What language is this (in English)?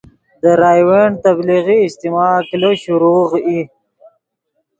Yidgha